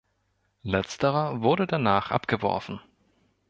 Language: German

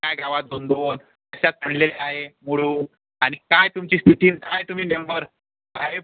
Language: Marathi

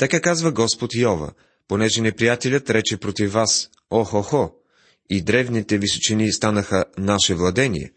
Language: Bulgarian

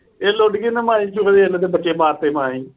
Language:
Punjabi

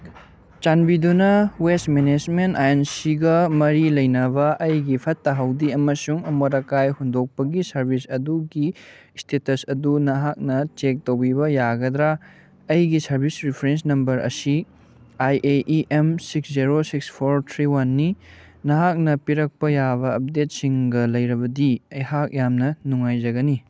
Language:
Manipuri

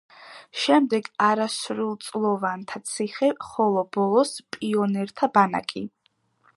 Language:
Georgian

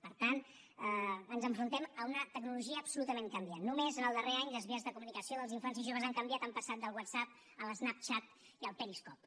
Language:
Catalan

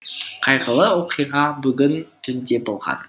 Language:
Kazakh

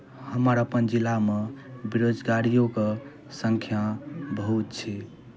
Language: Maithili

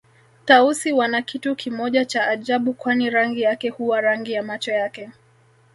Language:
Swahili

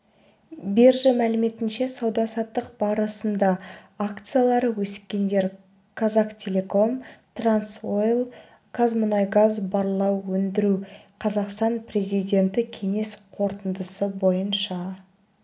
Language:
Kazakh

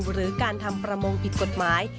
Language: Thai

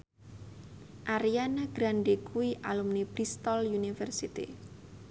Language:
Javanese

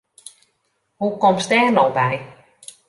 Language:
Western Frisian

